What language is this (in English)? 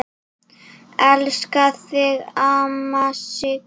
Icelandic